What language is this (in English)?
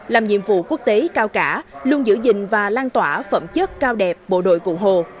Vietnamese